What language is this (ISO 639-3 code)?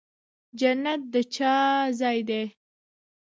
pus